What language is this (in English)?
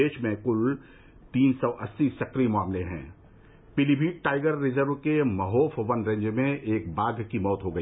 Hindi